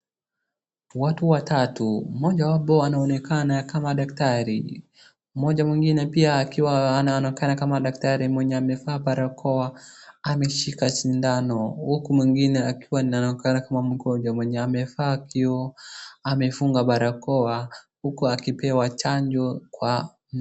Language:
Swahili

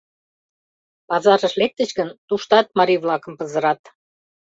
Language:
Mari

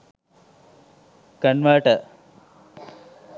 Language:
Sinhala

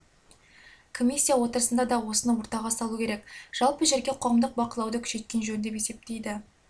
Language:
Kazakh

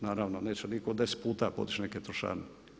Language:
Croatian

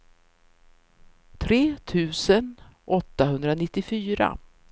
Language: Swedish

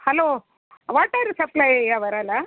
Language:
Kannada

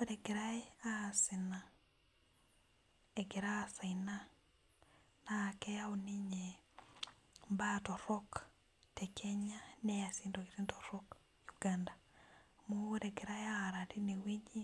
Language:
Masai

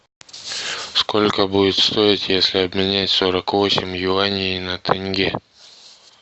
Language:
Russian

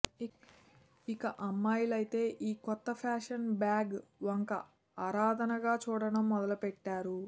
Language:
Telugu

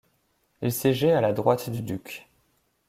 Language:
French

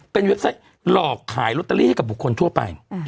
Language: Thai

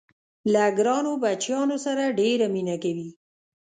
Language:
Pashto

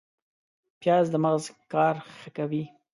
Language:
Pashto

